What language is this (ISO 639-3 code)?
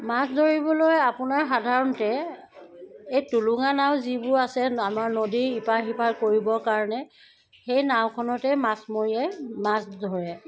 asm